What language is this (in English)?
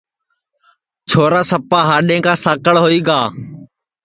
Sansi